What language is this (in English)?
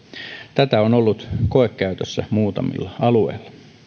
Finnish